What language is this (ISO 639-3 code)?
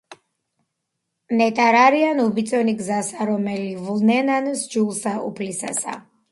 kat